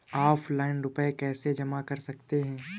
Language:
Hindi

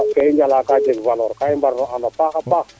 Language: Serer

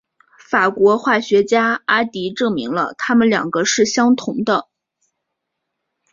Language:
Chinese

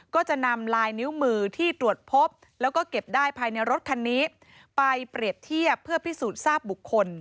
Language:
Thai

